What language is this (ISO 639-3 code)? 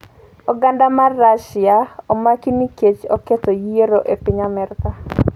luo